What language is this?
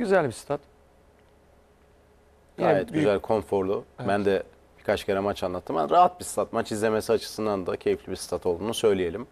Turkish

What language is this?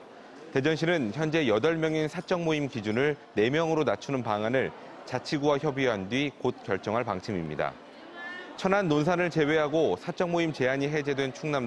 Korean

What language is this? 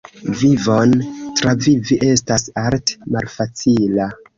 Esperanto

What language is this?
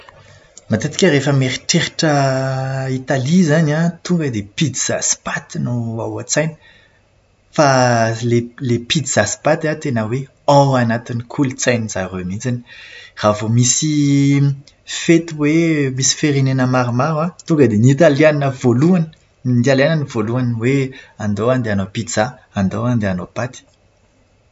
Malagasy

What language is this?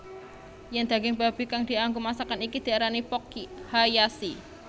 Javanese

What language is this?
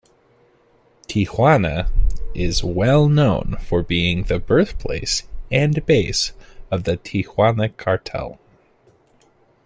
English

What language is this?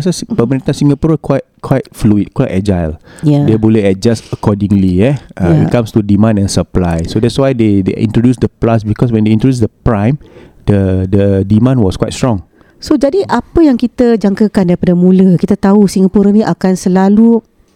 Malay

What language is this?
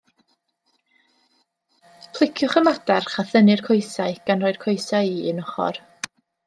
Welsh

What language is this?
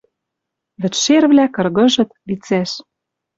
Western Mari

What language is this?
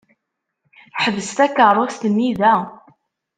Kabyle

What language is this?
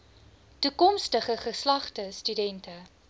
Afrikaans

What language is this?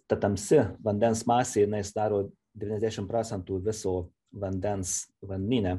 Lithuanian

